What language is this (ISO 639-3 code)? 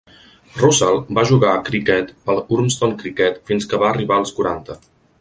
cat